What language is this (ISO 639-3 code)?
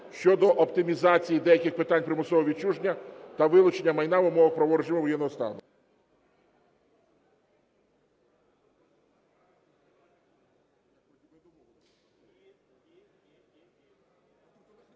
ukr